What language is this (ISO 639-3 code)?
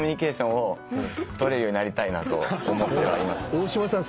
jpn